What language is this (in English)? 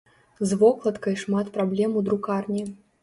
Belarusian